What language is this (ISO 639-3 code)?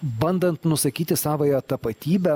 lit